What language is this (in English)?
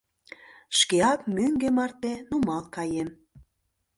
Mari